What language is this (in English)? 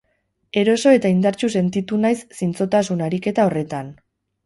Basque